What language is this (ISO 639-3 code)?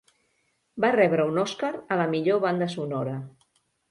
cat